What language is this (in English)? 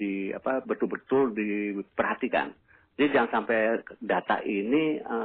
Indonesian